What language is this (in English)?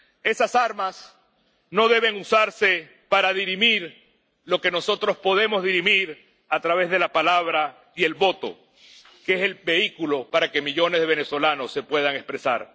Spanish